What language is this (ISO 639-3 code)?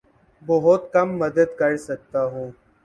urd